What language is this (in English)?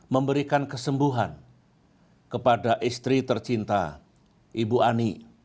Indonesian